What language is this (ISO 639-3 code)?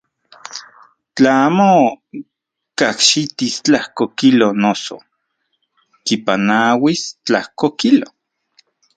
ncx